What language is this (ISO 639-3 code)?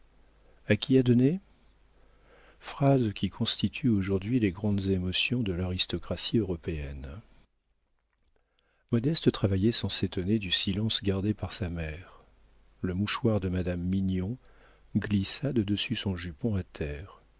fra